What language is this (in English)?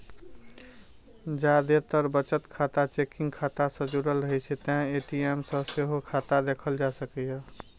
Maithili